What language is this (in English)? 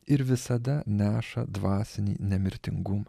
Lithuanian